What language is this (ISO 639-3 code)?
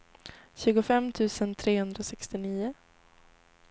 swe